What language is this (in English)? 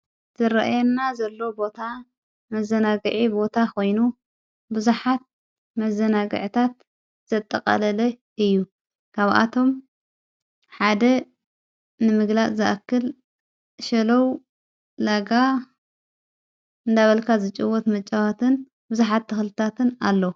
Tigrinya